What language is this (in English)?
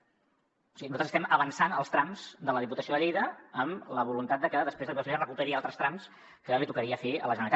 Catalan